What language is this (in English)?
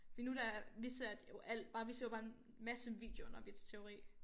Danish